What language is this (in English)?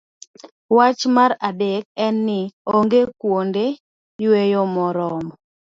Luo (Kenya and Tanzania)